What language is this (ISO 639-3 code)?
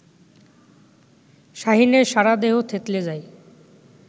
ben